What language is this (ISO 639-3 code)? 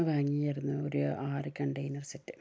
mal